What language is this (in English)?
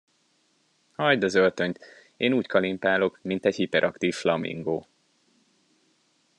Hungarian